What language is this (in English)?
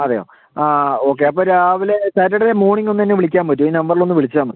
Malayalam